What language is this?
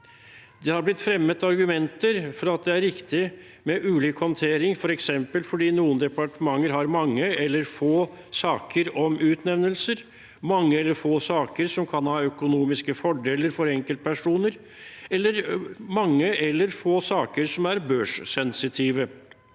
Norwegian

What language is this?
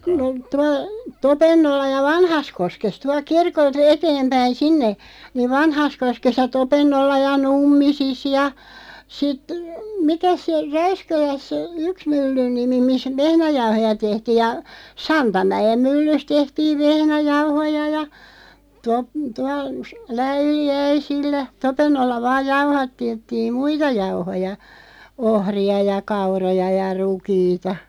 Finnish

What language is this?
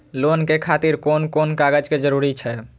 Maithili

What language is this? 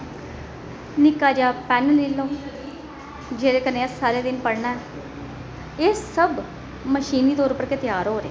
Dogri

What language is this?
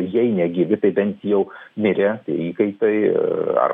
Lithuanian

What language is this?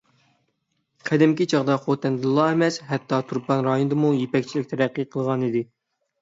Uyghur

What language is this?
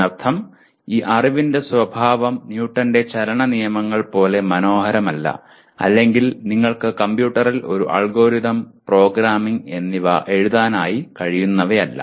Malayalam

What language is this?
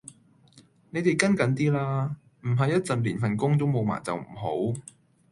Cantonese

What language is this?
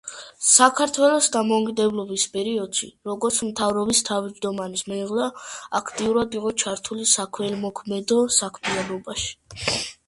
Georgian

